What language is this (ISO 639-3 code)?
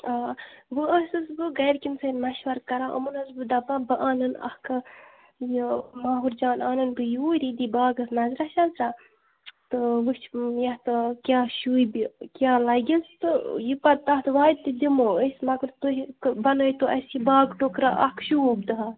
kas